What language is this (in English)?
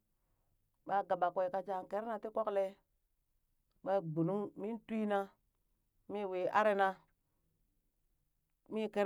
Burak